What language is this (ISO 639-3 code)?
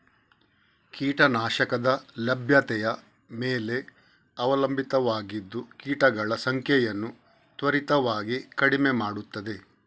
kan